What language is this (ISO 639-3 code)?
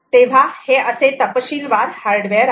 mar